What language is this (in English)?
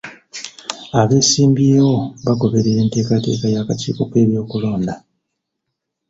Ganda